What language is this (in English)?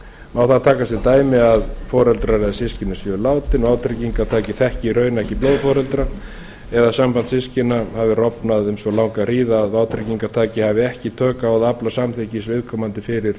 Icelandic